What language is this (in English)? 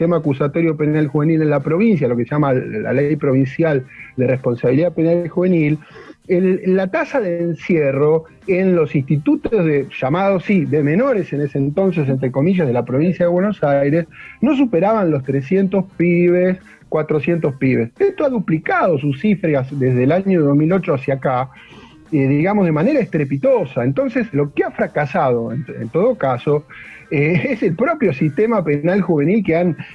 Spanish